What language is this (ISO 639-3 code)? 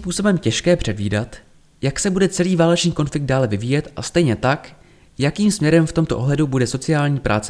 ces